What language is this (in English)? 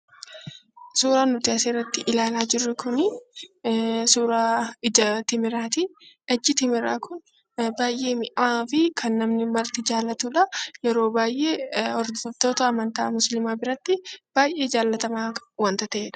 Oromo